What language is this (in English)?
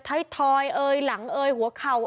Thai